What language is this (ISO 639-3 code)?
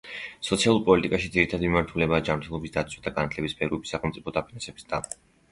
kat